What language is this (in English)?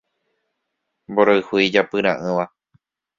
Guarani